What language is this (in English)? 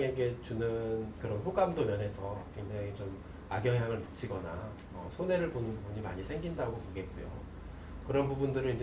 Korean